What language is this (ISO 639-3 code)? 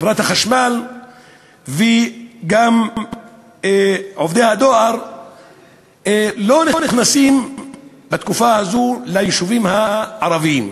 heb